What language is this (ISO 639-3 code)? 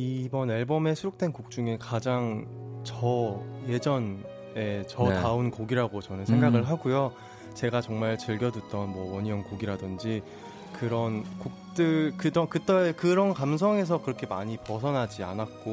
kor